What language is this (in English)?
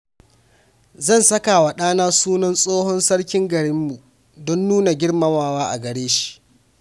Hausa